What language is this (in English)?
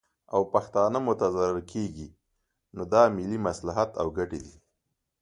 Pashto